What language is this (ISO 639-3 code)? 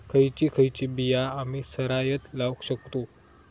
mar